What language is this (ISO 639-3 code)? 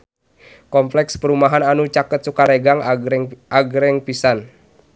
sun